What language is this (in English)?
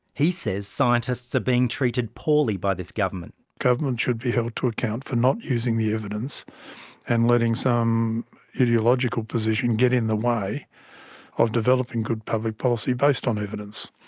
English